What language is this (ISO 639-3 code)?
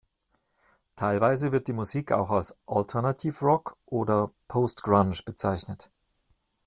deu